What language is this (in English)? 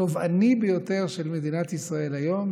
Hebrew